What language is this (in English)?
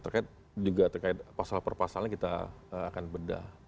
Indonesian